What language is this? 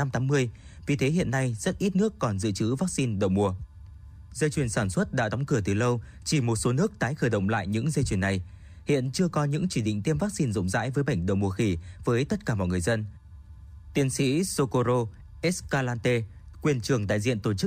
Vietnamese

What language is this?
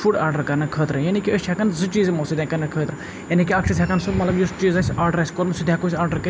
Kashmiri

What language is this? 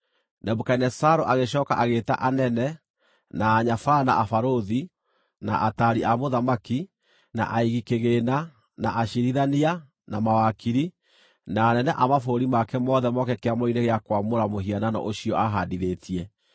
Kikuyu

